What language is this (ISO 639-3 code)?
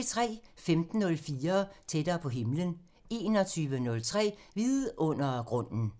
dan